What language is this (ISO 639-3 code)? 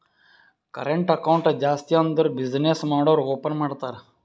kan